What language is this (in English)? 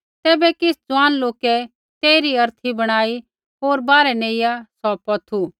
Kullu Pahari